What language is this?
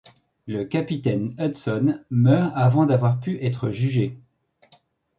French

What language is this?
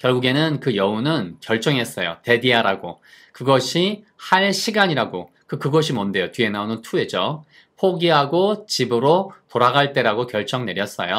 Korean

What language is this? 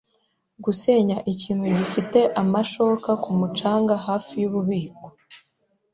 Kinyarwanda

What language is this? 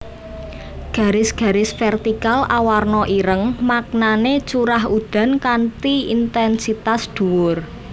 Javanese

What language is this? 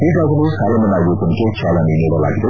Kannada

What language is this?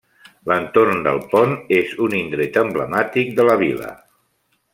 Catalan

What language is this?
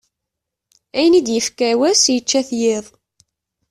Kabyle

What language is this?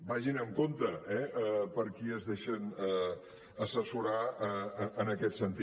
Catalan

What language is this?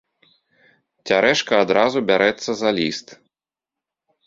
Belarusian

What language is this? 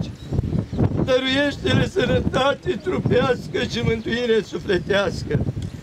Romanian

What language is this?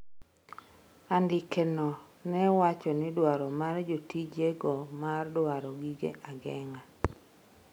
Luo (Kenya and Tanzania)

